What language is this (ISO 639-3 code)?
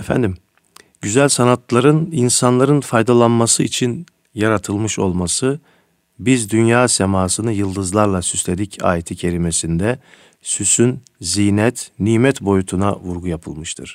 tur